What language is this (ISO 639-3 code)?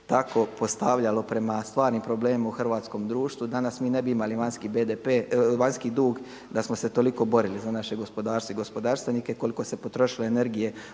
hrv